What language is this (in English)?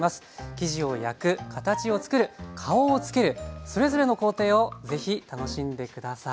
Japanese